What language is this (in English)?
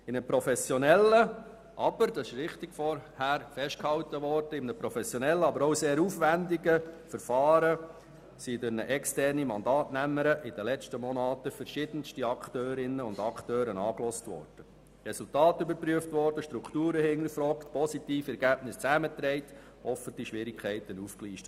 Swiss German